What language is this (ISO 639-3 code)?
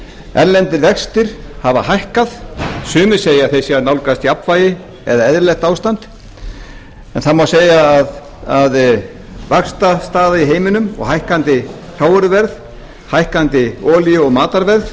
isl